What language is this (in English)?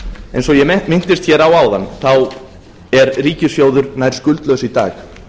Icelandic